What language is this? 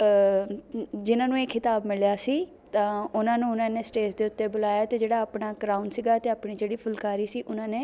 Punjabi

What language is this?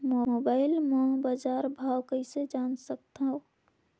Chhattisgarhi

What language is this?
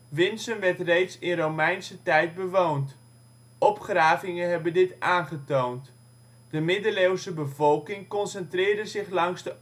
Dutch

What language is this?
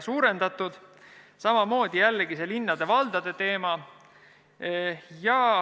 Estonian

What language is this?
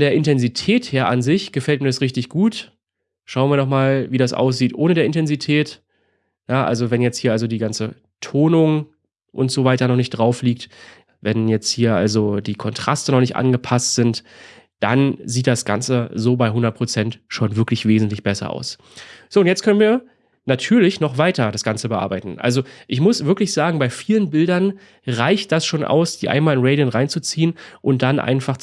German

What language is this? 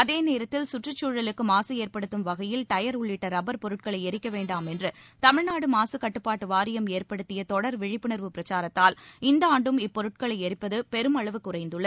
Tamil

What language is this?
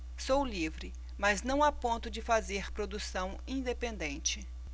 Portuguese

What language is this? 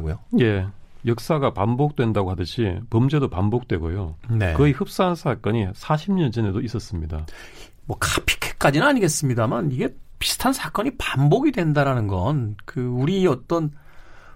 Korean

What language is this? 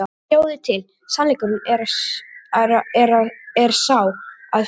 Icelandic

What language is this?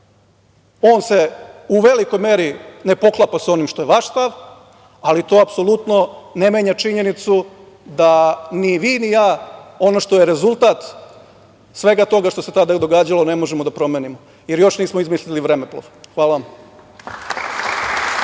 Serbian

